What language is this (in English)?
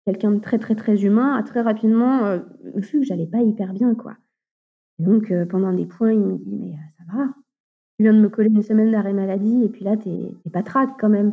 French